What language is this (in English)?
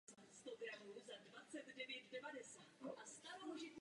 Czech